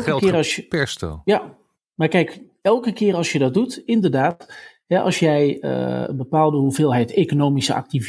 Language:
Dutch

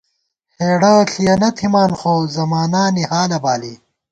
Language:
Gawar-Bati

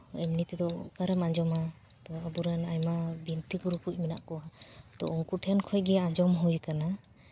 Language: Santali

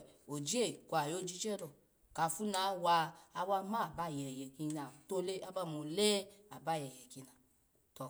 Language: Alago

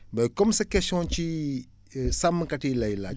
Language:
Wolof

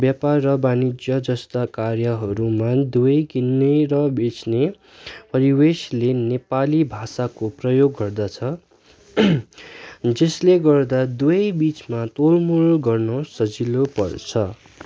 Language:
Nepali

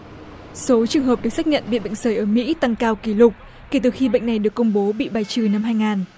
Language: Vietnamese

